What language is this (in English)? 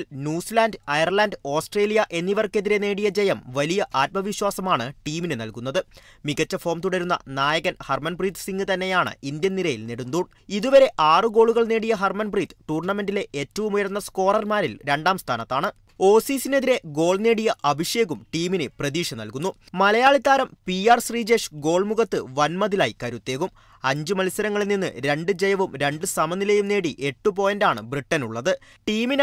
Malayalam